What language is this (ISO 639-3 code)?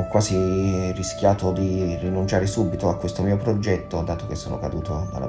ita